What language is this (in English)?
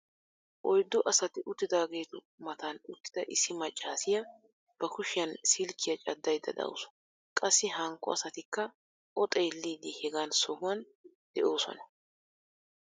Wolaytta